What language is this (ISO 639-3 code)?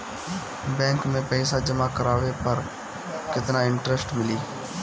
bho